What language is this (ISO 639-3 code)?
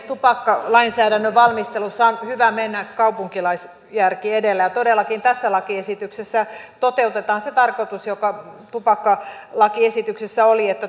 fin